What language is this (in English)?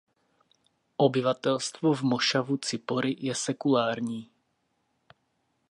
Czech